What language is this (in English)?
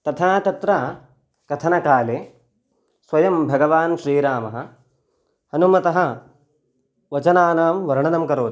Sanskrit